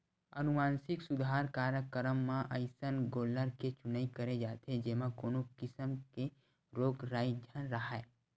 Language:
Chhattisgarhi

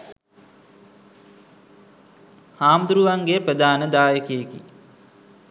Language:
Sinhala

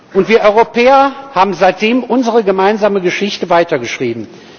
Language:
German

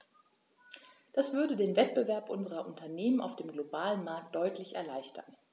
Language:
German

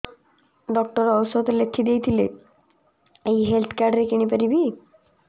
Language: Odia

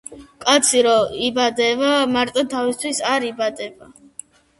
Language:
Georgian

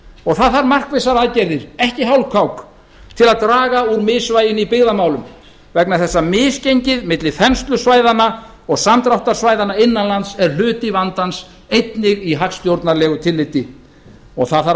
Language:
Icelandic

